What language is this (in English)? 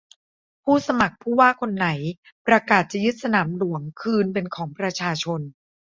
Thai